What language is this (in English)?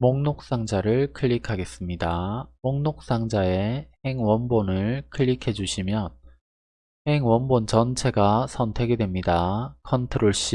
Korean